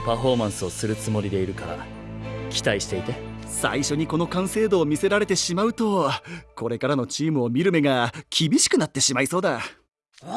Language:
Japanese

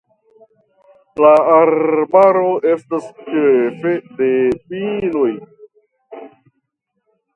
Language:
Esperanto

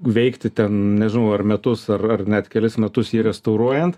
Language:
Lithuanian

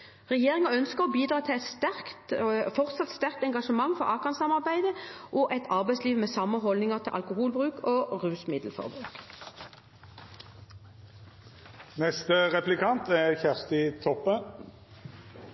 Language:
Norwegian Bokmål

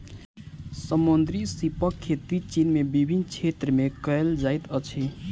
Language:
Maithili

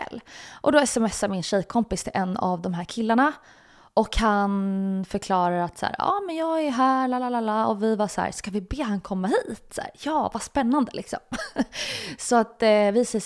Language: Swedish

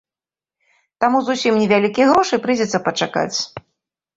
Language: Belarusian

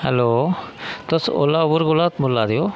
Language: Dogri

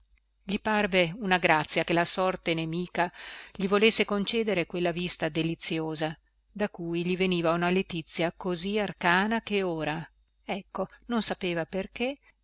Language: Italian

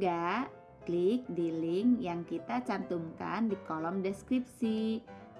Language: Indonesian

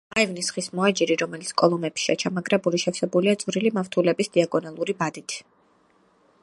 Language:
Georgian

